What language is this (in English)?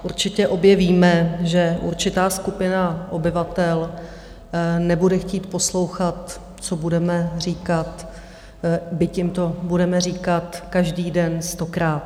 Czech